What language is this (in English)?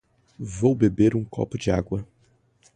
Portuguese